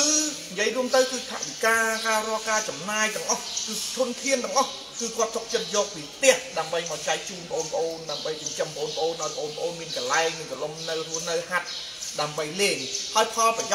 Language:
Vietnamese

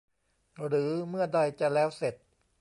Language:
Thai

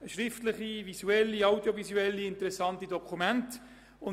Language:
Swiss German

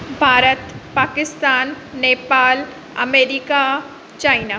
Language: Sindhi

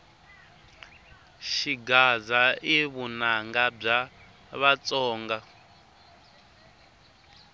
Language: Tsonga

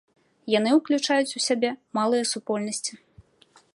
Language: Belarusian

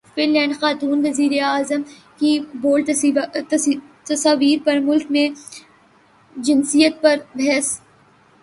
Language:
Urdu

